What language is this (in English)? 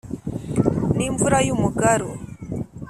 Kinyarwanda